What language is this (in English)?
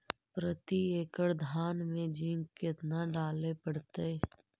Magahi